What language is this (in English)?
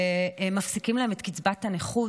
Hebrew